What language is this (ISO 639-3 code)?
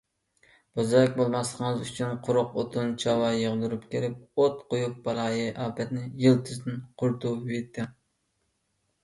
uig